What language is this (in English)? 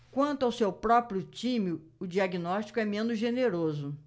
Portuguese